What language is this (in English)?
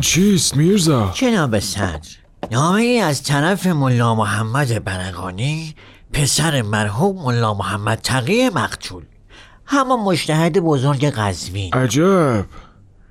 Persian